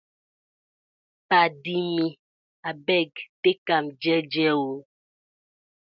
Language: Nigerian Pidgin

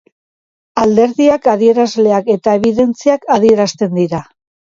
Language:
Basque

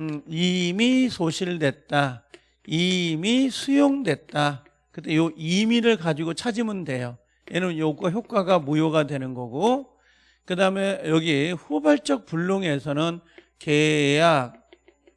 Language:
Korean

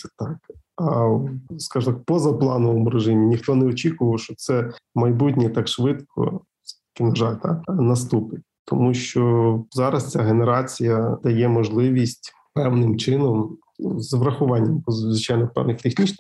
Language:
Ukrainian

